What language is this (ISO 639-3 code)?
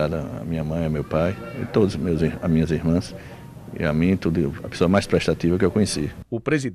por